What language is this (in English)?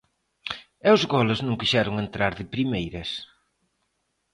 Galician